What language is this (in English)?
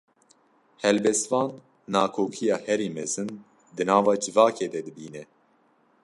Kurdish